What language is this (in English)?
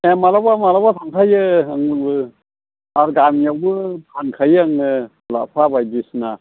Bodo